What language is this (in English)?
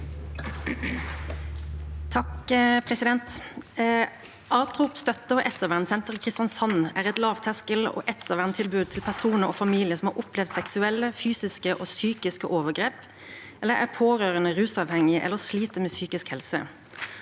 Norwegian